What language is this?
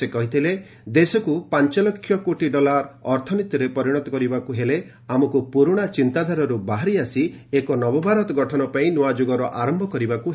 Odia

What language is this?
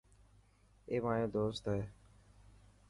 Dhatki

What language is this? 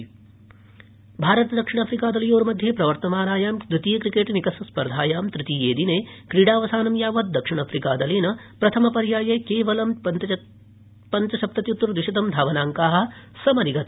Sanskrit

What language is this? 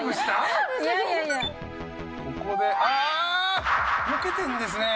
Japanese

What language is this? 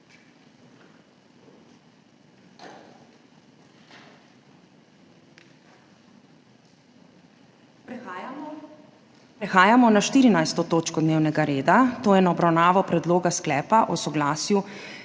Slovenian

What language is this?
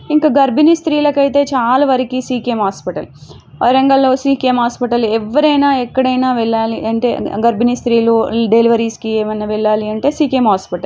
Telugu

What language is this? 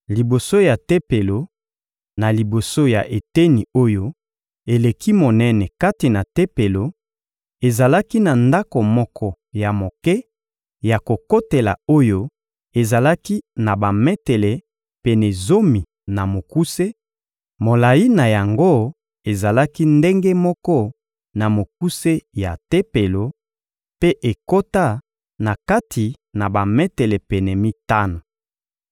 Lingala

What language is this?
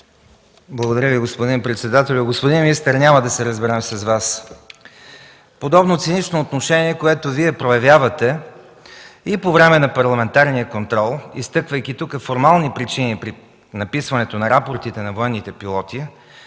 Bulgarian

